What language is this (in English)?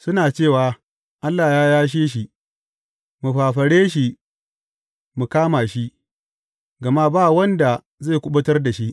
Hausa